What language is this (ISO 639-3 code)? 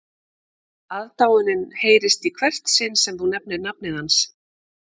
isl